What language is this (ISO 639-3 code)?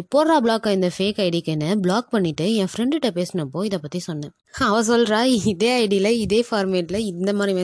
tam